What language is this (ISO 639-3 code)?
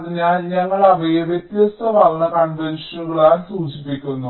mal